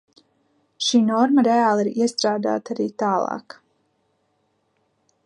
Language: Latvian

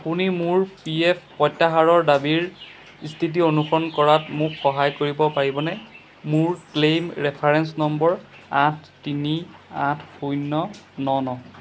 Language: Assamese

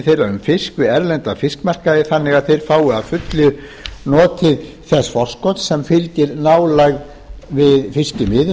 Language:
Icelandic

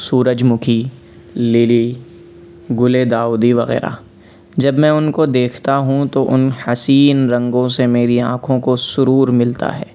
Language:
Urdu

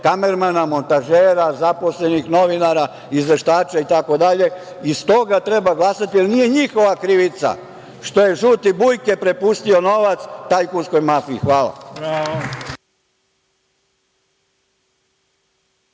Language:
Serbian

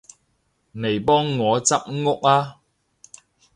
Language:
Cantonese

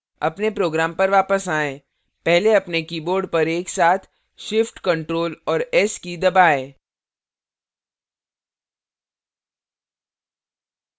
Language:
Hindi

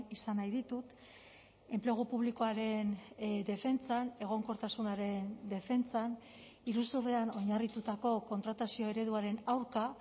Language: Basque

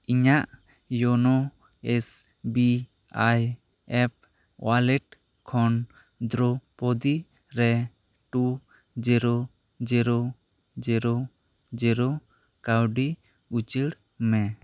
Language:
Santali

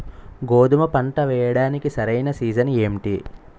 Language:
Telugu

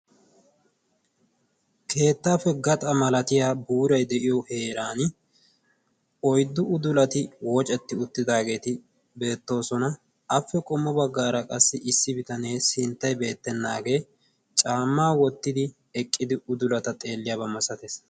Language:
Wolaytta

